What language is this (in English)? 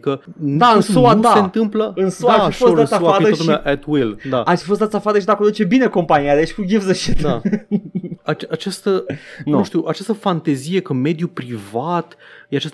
Romanian